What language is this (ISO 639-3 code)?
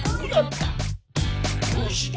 jpn